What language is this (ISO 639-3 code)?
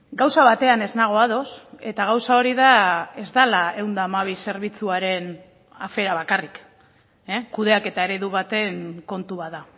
eus